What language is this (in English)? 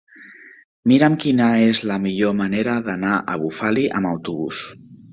Catalan